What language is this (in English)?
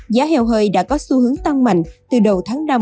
Vietnamese